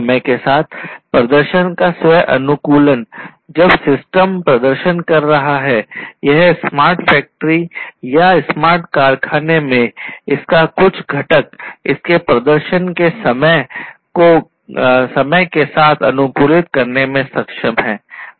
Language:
Hindi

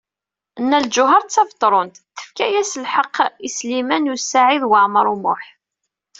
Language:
Kabyle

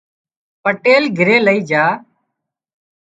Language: Wadiyara Koli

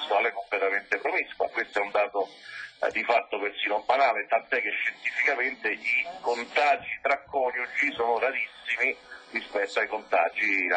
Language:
Italian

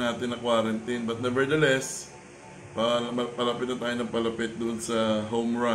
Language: Filipino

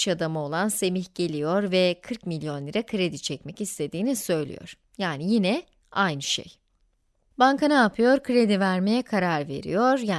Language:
Turkish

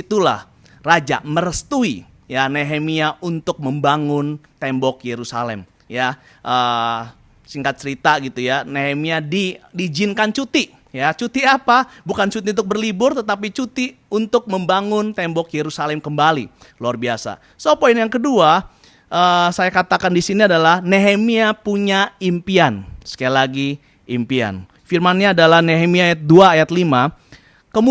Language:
Indonesian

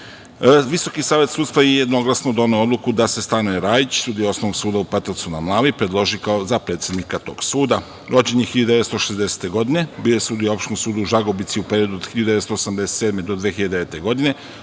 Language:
Serbian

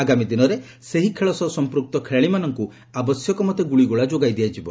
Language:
Odia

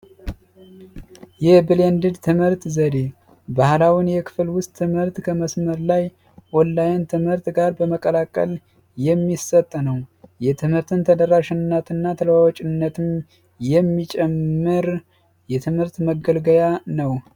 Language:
Amharic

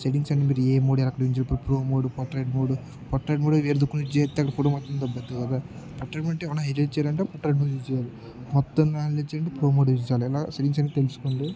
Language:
Telugu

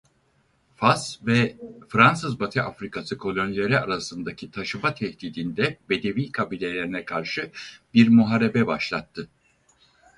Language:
Turkish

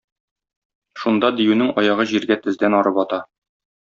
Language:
Tatar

